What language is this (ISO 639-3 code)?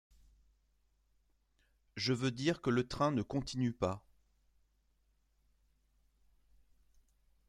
fra